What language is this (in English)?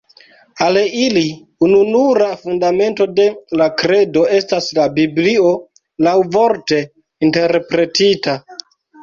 Esperanto